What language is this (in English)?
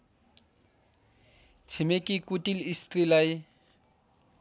Nepali